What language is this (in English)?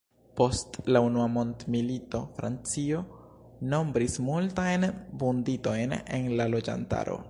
Esperanto